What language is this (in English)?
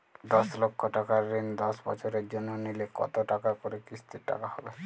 Bangla